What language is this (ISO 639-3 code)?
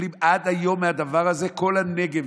heb